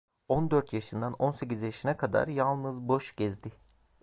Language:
Turkish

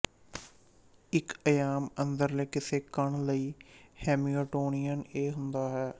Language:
Punjabi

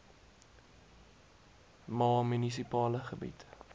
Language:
Afrikaans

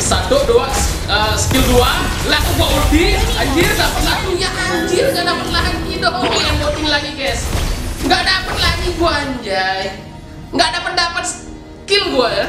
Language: Indonesian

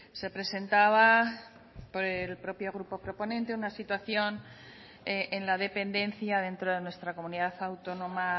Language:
Spanish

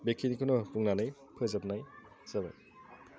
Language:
Bodo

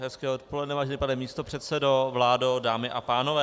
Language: Czech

